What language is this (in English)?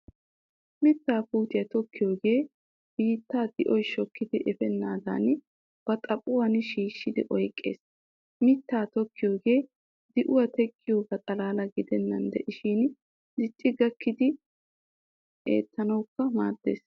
Wolaytta